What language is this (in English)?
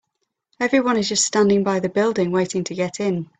English